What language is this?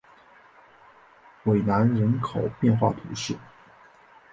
Chinese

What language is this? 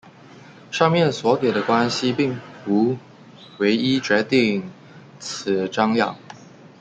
Chinese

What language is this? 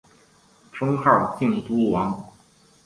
Chinese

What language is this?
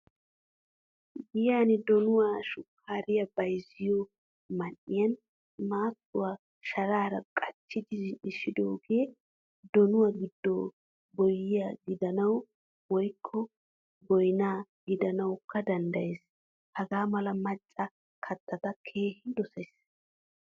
Wolaytta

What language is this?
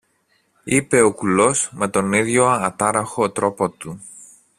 Greek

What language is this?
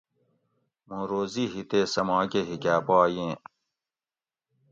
Gawri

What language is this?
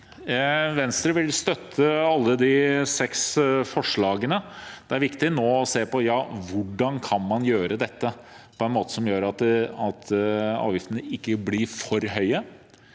Norwegian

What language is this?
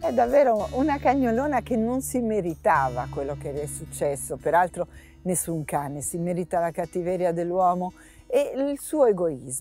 Italian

